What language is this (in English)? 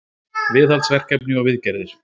Icelandic